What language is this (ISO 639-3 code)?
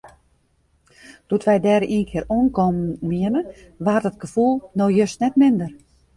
fry